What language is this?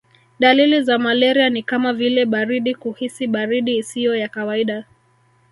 Swahili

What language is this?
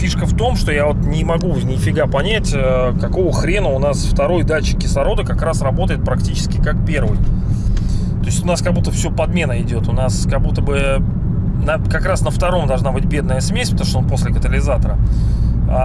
Russian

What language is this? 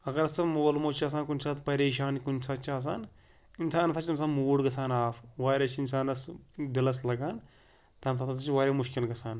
Kashmiri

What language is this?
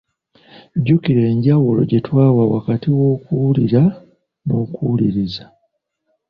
Ganda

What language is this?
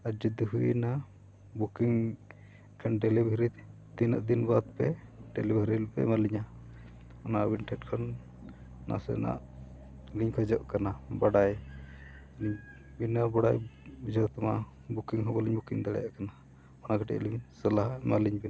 Santali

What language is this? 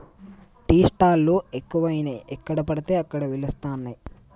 Telugu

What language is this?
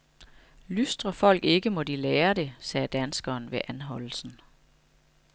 Danish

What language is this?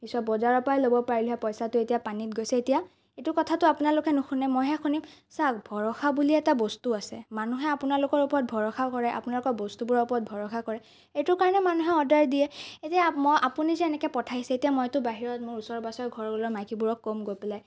Assamese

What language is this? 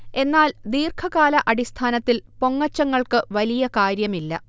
Malayalam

